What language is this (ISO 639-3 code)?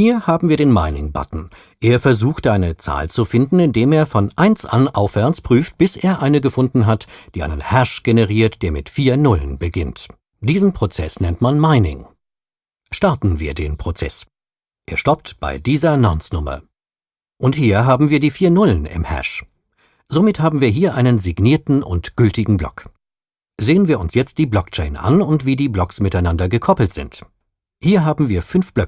deu